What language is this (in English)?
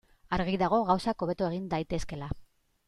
Basque